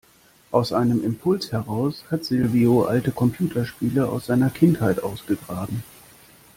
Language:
German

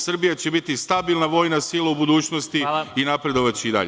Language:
Serbian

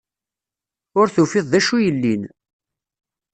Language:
Kabyle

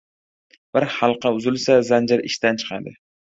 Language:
Uzbek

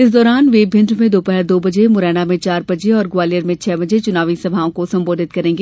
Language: Hindi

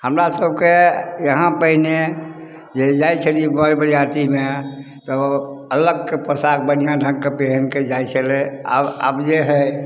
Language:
Maithili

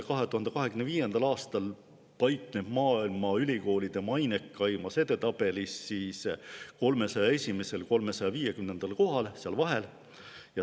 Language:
Estonian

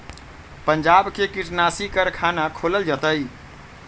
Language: Magahi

